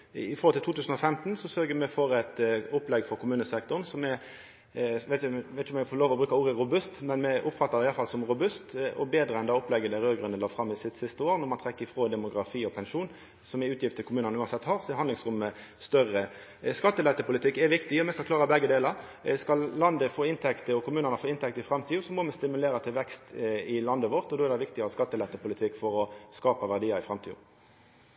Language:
Norwegian Nynorsk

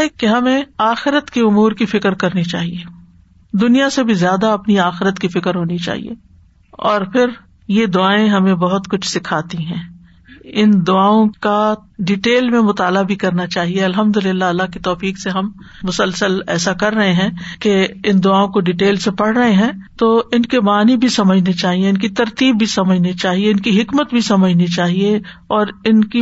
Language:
Urdu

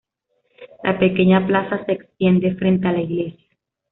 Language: Spanish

